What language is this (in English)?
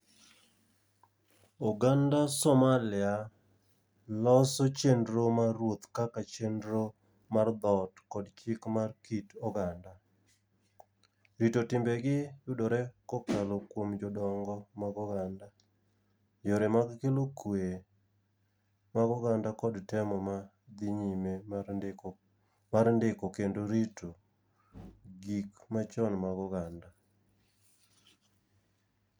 Luo (Kenya and Tanzania)